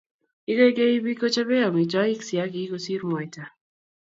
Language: Kalenjin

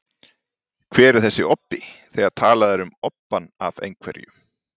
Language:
Icelandic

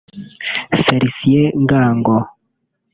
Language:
Kinyarwanda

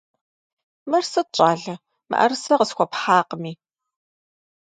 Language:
Kabardian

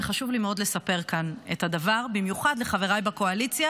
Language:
Hebrew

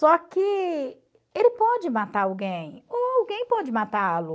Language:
Portuguese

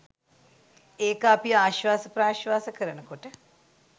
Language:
Sinhala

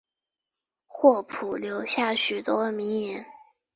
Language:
Chinese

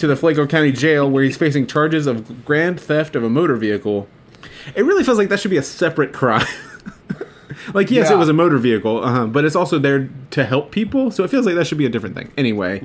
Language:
English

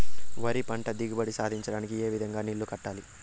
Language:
Telugu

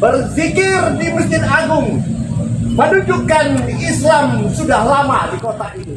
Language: Indonesian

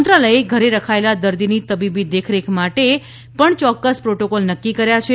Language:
Gujarati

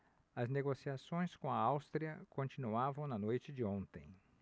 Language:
Portuguese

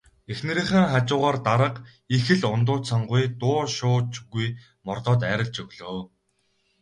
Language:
Mongolian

